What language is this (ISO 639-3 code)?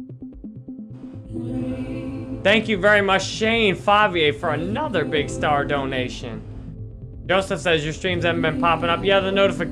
eng